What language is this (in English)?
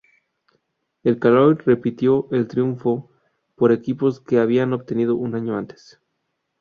Spanish